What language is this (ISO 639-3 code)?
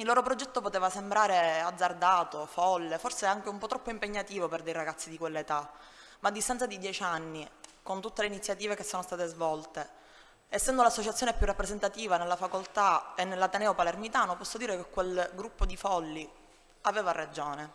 ita